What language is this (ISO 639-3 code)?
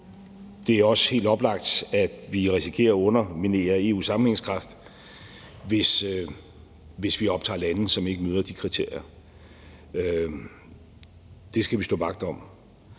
dan